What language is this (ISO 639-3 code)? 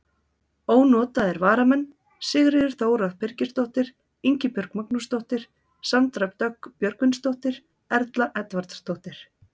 isl